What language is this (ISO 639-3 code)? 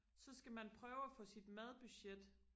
dan